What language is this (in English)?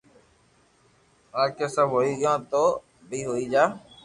Loarki